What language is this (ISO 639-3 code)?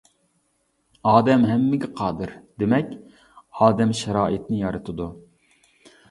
uig